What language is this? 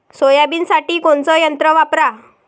Marathi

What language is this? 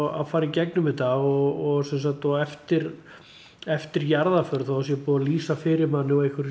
Icelandic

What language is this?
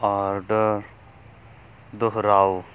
Punjabi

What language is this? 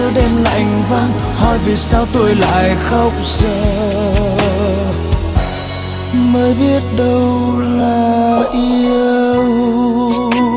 Vietnamese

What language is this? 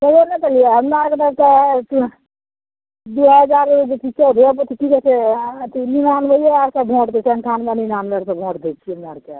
Maithili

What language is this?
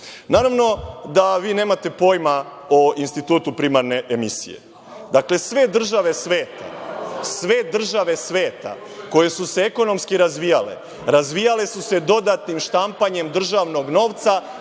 Serbian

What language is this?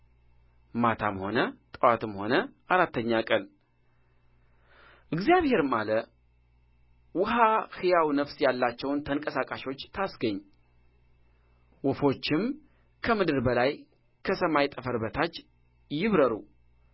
Amharic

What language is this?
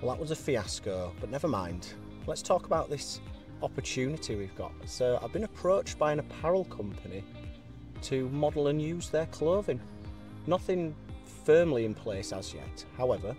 English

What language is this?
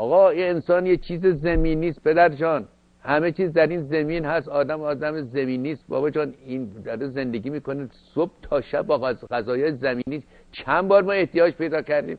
Persian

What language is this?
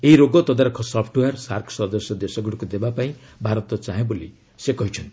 Odia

